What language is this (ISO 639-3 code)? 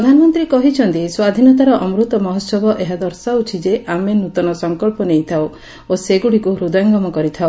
ori